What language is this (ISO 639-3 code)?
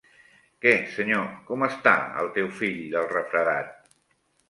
cat